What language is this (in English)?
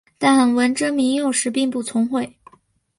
Chinese